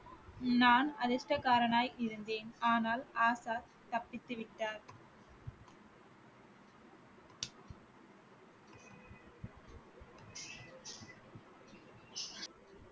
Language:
Tamil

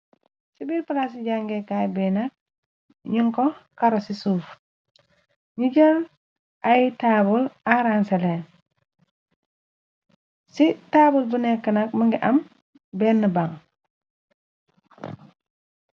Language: Wolof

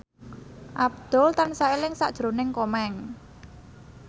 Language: Javanese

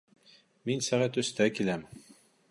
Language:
Bashkir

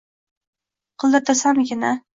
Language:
Uzbek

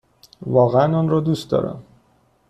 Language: Persian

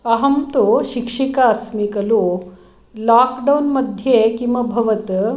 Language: Sanskrit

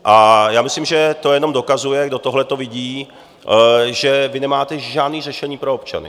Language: Czech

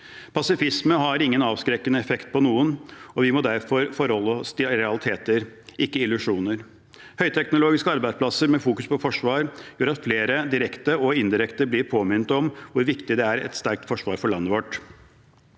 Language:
Norwegian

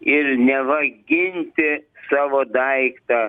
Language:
Lithuanian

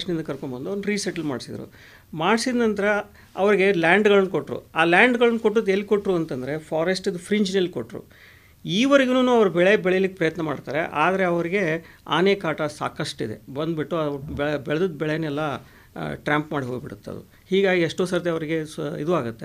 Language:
Hindi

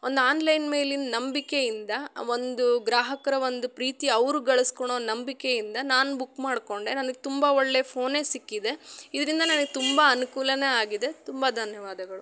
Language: Kannada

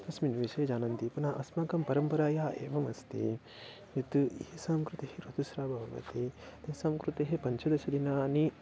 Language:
Sanskrit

